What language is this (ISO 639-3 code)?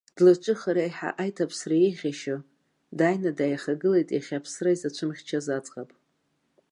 abk